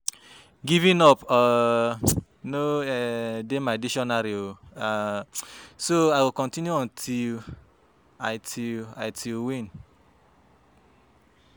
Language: Nigerian Pidgin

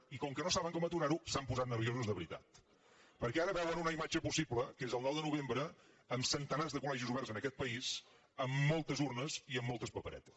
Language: Catalan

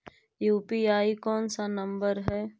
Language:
Magahi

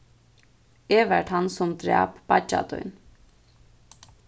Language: Faroese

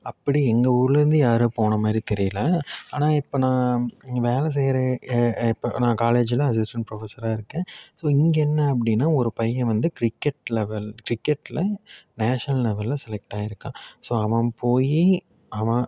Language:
Tamil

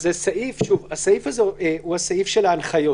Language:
Hebrew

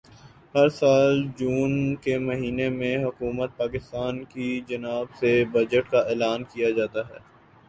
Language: Urdu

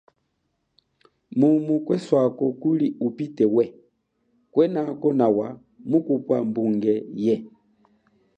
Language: Chokwe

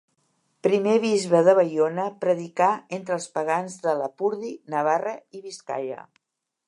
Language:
Catalan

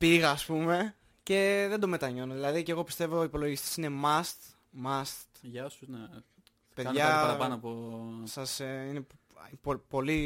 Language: Greek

